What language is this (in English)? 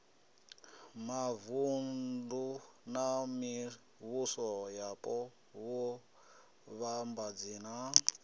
Venda